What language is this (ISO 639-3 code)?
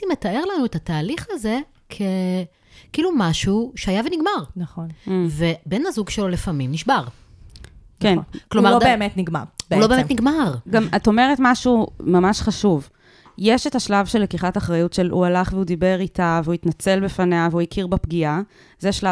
heb